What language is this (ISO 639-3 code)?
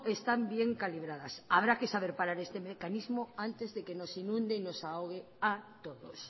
spa